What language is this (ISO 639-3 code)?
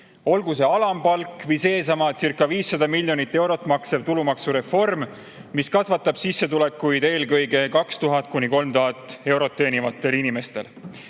est